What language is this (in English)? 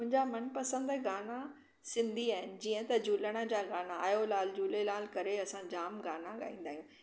Sindhi